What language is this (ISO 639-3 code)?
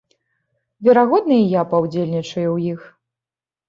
bel